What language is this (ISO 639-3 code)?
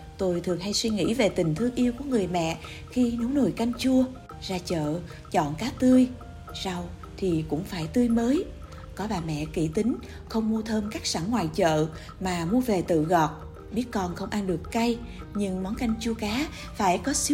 vie